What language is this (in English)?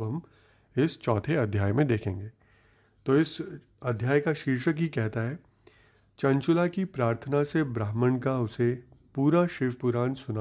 Hindi